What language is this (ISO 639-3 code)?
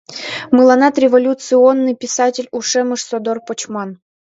chm